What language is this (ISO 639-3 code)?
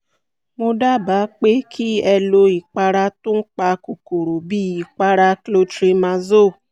yor